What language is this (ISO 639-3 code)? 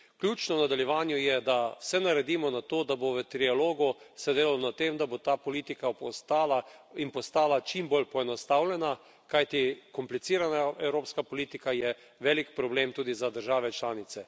slv